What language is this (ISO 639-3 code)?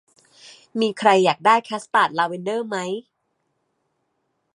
tha